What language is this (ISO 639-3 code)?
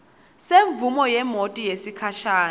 ssw